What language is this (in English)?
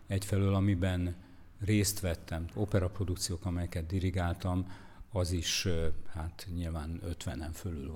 Hungarian